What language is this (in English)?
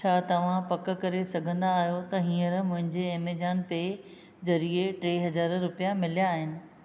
Sindhi